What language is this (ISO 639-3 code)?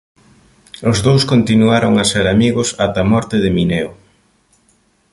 glg